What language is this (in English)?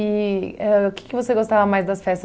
Portuguese